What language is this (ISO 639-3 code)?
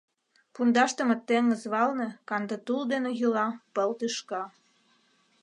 chm